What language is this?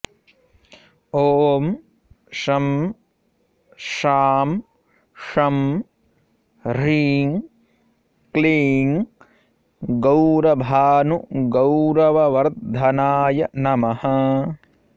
Sanskrit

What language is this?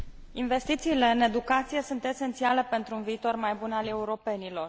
Romanian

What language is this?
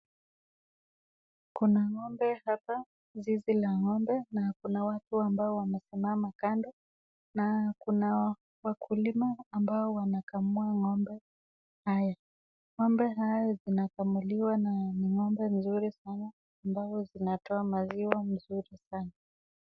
Swahili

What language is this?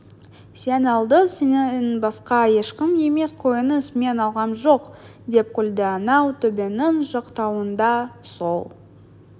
Kazakh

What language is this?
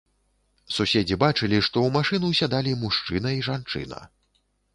Belarusian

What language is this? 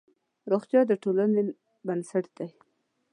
Pashto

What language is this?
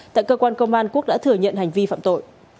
Vietnamese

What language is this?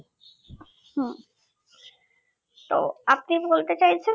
Bangla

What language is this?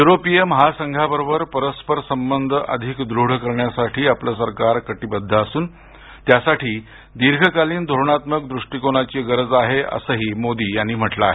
Marathi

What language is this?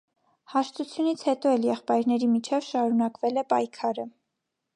Armenian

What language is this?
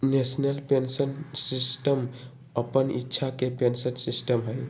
Magahi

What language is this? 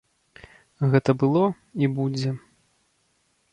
Belarusian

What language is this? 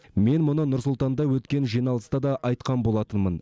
Kazakh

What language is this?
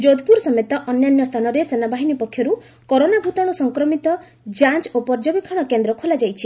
Odia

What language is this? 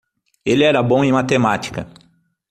Portuguese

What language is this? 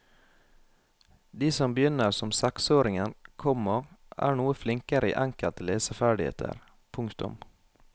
Norwegian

